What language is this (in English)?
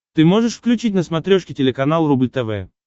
Russian